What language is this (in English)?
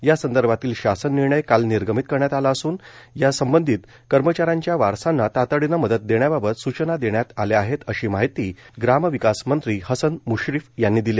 Marathi